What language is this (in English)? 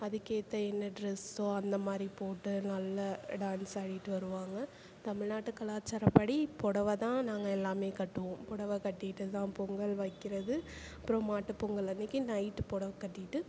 Tamil